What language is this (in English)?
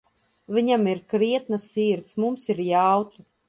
Latvian